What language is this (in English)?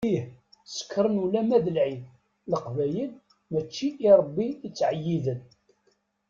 Kabyle